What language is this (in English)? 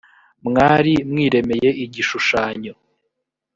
Kinyarwanda